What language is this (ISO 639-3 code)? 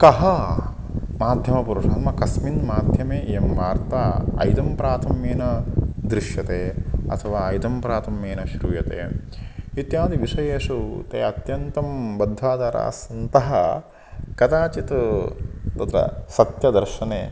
san